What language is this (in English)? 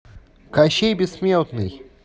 Russian